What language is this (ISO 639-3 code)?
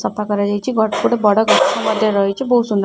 ori